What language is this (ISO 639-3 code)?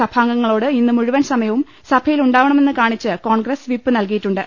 mal